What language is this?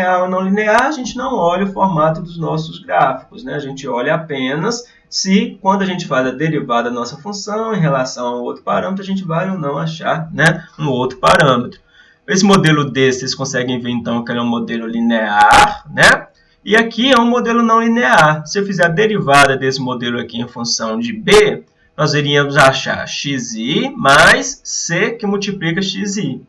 Portuguese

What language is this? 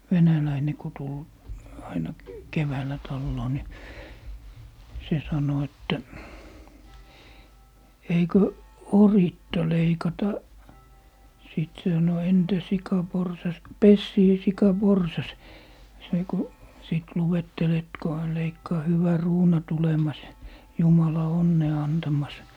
Finnish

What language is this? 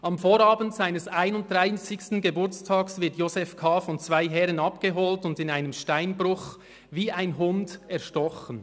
Swiss German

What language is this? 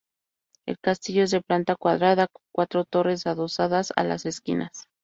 Spanish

